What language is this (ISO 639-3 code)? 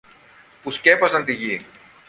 ell